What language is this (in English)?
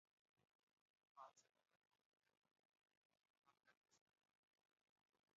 Basque